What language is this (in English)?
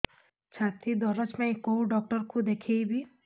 Odia